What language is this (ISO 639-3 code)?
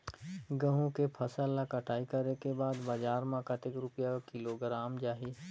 hne